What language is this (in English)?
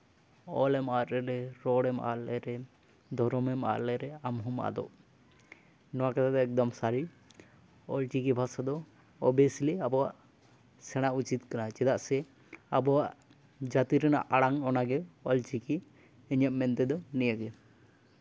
Santali